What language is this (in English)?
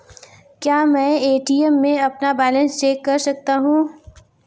Hindi